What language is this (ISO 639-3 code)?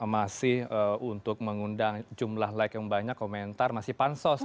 ind